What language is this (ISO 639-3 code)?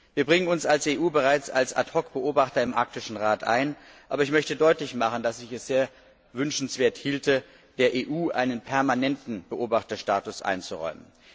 deu